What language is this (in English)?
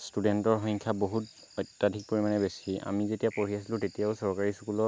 Assamese